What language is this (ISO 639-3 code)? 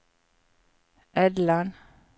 nor